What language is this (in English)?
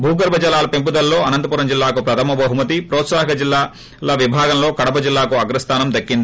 Telugu